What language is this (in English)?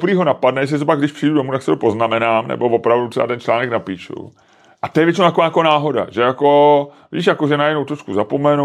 Czech